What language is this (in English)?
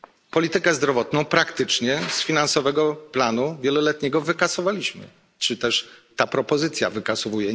Polish